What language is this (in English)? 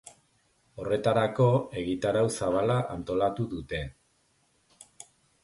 Basque